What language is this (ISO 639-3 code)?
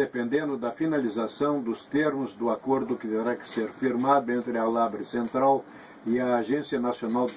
por